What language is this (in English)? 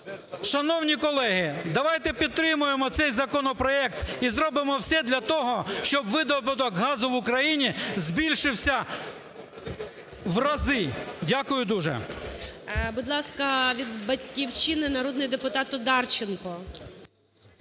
Ukrainian